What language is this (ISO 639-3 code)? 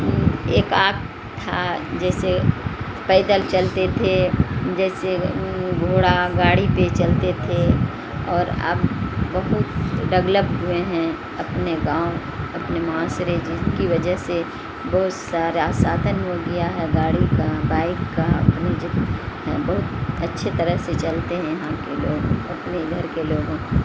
urd